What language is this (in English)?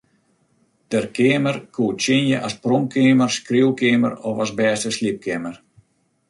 Western Frisian